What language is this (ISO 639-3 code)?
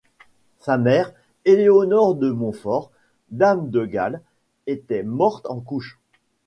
fra